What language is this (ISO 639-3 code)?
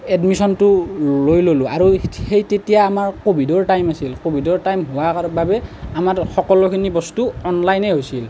asm